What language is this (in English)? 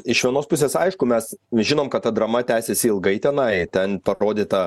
Lithuanian